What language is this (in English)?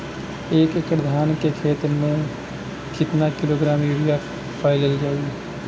Bhojpuri